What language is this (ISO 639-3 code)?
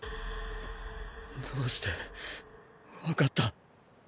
jpn